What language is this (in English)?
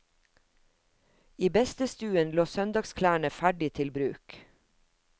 Norwegian